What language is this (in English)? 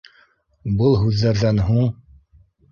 Bashkir